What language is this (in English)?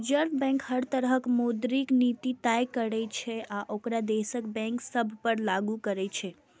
Maithili